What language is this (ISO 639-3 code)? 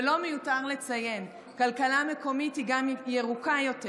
heb